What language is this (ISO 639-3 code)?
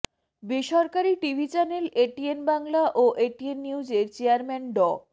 ben